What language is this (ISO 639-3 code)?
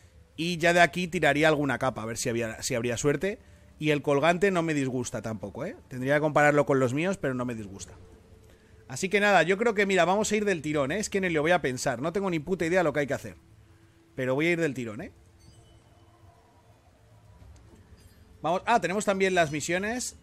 spa